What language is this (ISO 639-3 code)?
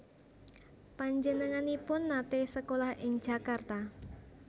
jav